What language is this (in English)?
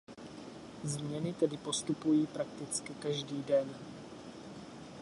Czech